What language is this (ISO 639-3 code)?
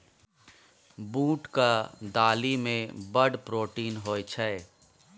mai